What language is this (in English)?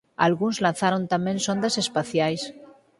Galician